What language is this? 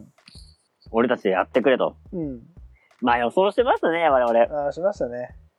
Japanese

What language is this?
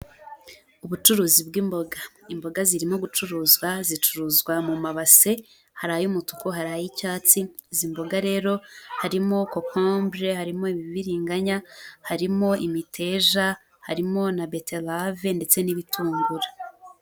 Kinyarwanda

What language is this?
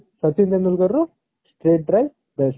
Odia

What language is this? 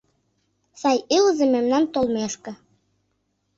Mari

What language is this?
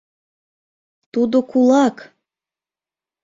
Mari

